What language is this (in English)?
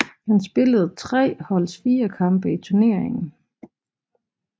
Danish